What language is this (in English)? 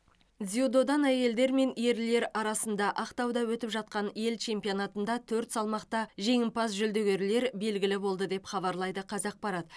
Kazakh